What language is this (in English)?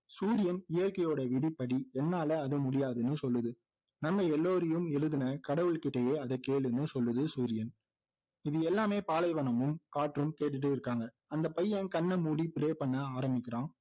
Tamil